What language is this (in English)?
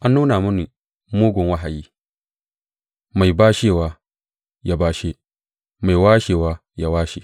Hausa